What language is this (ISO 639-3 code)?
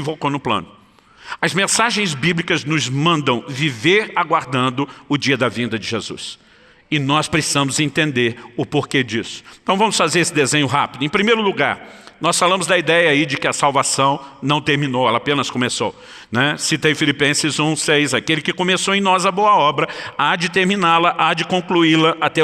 por